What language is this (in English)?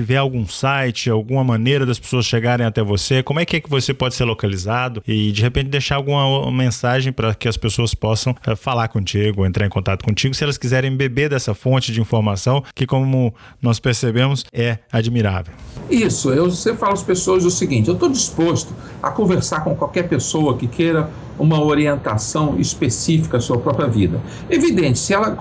Portuguese